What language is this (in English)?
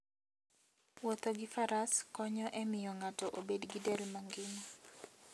Luo (Kenya and Tanzania)